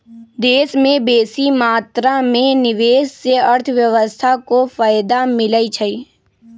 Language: Magahi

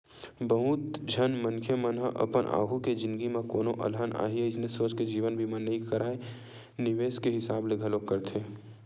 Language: Chhattisgarhi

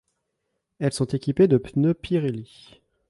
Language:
French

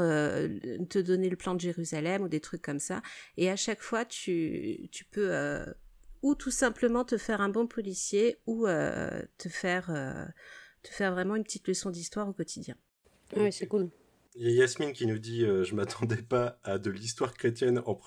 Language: French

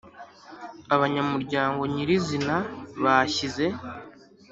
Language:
Kinyarwanda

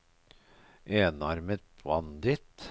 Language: Norwegian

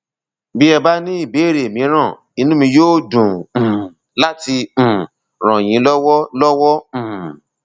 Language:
Yoruba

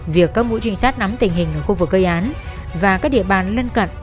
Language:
Vietnamese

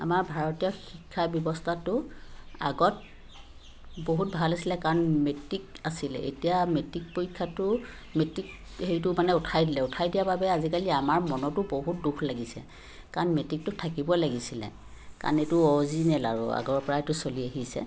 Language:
Assamese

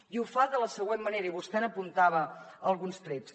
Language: Catalan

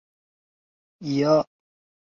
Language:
Chinese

